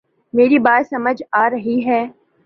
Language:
Urdu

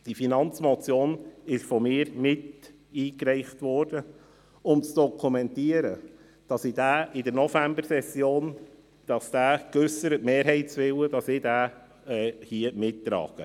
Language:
Swiss German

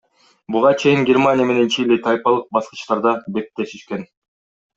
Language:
Kyrgyz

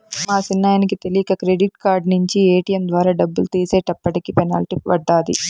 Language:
Telugu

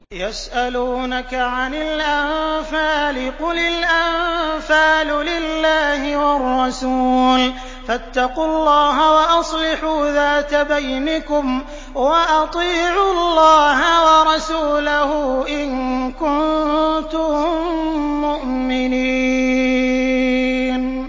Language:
Arabic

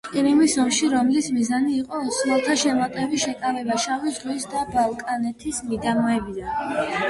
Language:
Georgian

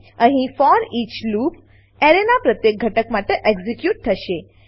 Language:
Gujarati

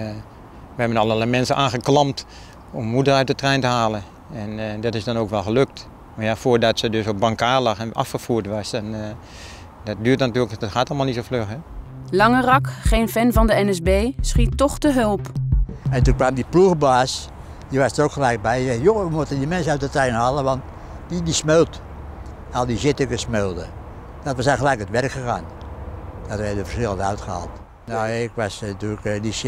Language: Dutch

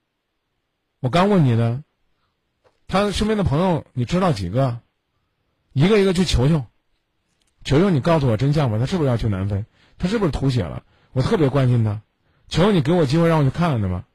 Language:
Chinese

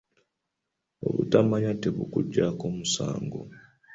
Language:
Ganda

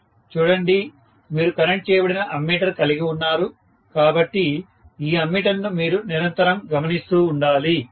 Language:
Telugu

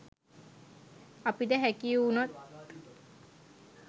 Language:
Sinhala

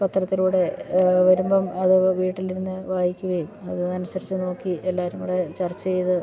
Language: Malayalam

